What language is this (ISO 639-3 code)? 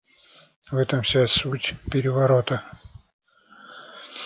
rus